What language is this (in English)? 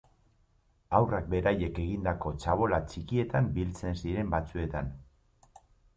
Basque